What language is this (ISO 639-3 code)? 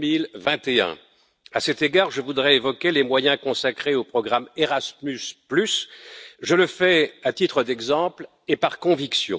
fra